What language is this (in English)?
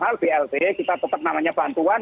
Indonesian